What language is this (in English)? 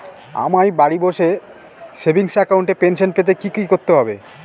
Bangla